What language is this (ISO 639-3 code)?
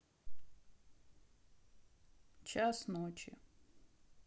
rus